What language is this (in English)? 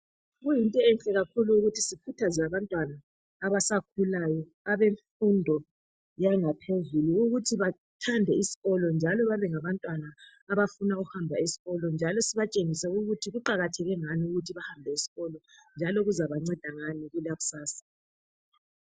North Ndebele